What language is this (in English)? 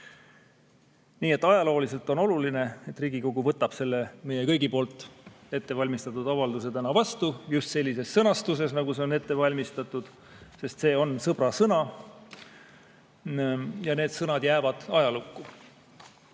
Estonian